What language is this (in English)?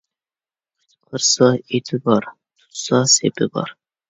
Uyghur